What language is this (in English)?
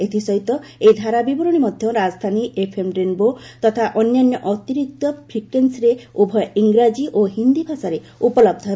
Odia